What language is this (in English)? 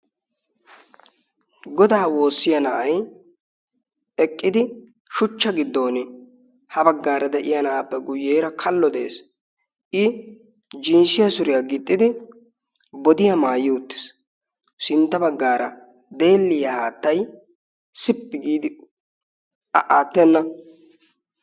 Wolaytta